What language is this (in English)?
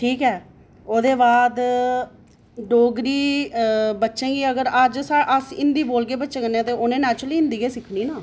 Dogri